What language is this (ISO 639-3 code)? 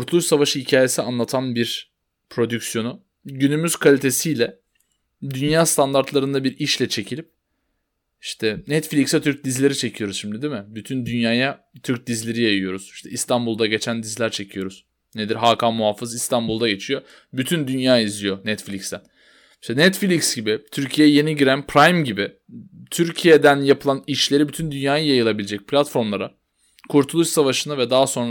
tur